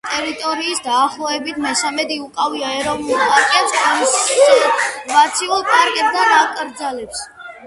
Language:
Georgian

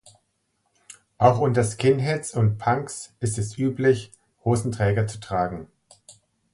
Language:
German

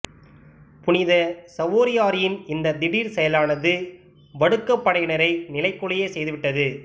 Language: Tamil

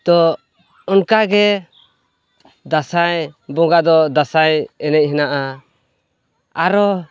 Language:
Santali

